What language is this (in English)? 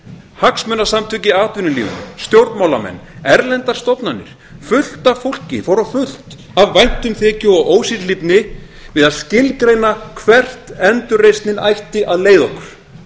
Icelandic